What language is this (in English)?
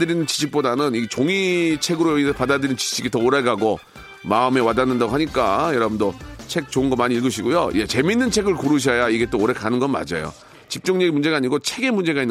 Korean